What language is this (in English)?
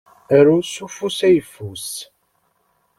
Kabyle